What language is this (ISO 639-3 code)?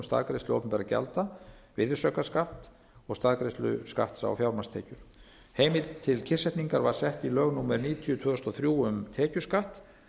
isl